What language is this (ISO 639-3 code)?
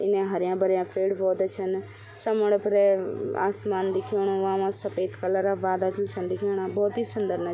gbm